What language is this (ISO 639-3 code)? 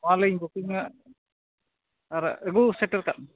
sat